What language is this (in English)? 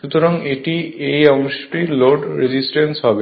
Bangla